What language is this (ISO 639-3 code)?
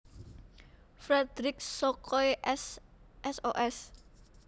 jav